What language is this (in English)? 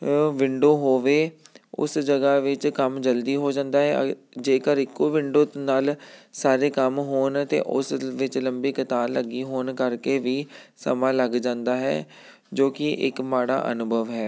Punjabi